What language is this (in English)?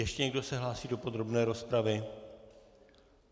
Czech